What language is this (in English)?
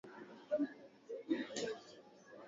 Swahili